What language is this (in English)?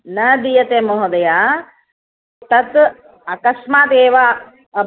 Sanskrit